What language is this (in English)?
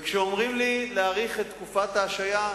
Hebrew